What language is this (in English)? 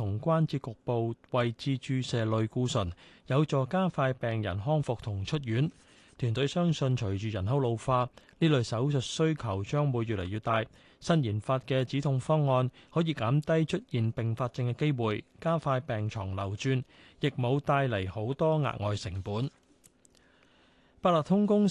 Chinese